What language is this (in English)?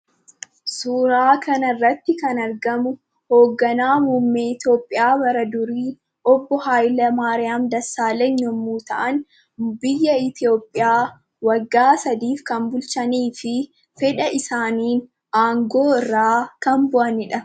Oromo